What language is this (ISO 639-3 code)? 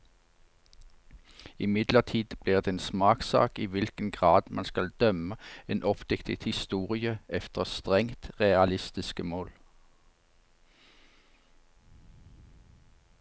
nor